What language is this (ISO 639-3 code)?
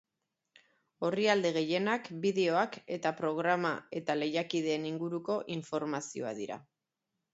eus